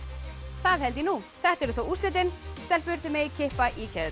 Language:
Icelandic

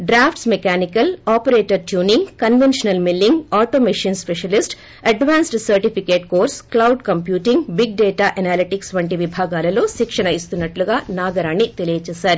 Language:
Telugu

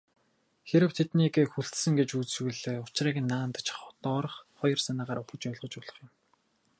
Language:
Mongolian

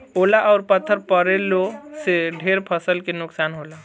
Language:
Bhojpuri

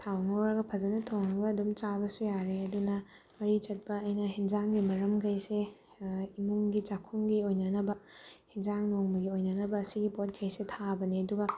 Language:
Manipuri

